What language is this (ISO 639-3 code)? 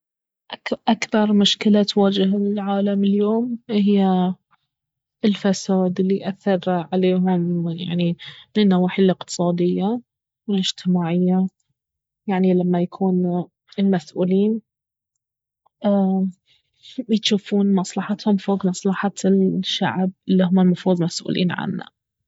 abv